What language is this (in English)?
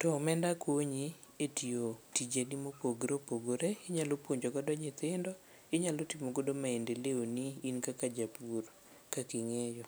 Luo (Kenya and Tanzania)